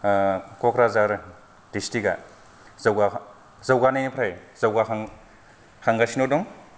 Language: Bodo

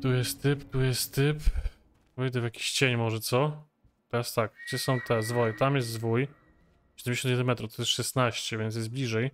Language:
Polish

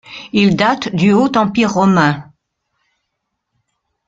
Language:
French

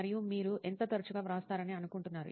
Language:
Telugu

